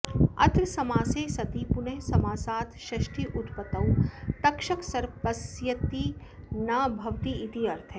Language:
Sanskrit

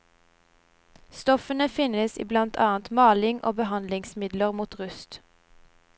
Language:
Norwegian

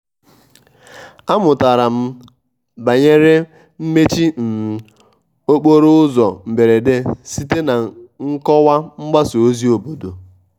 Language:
Igbo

